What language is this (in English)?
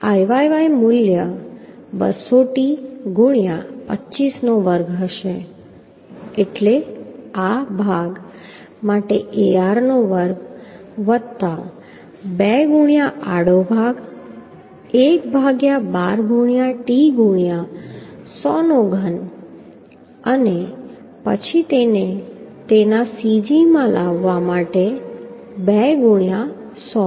Gujarati